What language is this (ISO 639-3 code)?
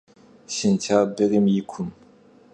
kbd